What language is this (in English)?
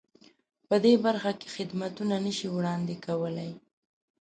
Pashto